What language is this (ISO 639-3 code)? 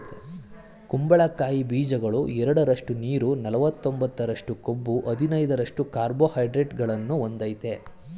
kan